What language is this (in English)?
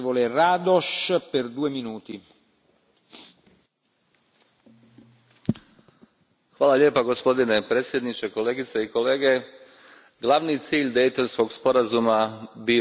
Croatian